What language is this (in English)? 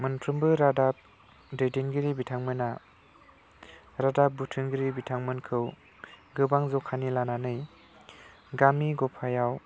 Bodo